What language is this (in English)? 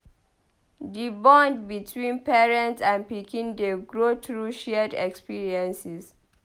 Nigerian Pidgin